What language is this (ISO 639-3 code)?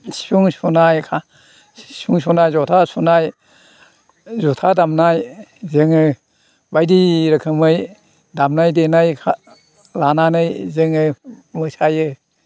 brx